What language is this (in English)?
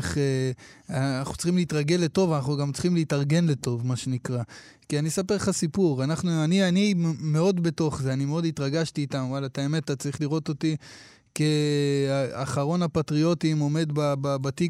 Hebrew